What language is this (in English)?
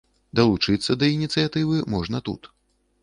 Belarusian